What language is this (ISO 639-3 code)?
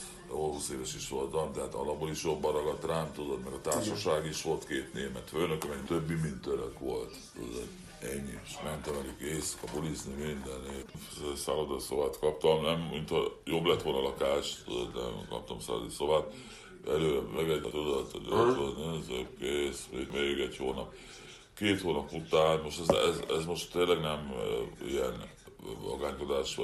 hun